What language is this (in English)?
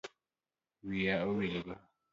Luo (Kenya and Tanzania)